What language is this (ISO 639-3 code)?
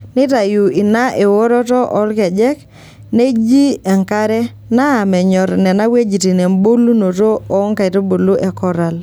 mas